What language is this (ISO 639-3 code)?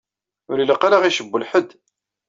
kab